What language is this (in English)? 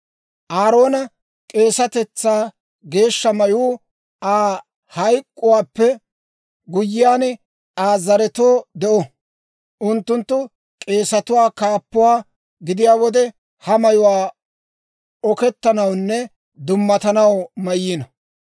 Dawro